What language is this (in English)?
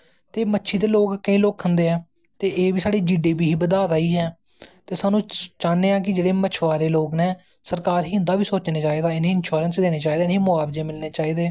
Dogri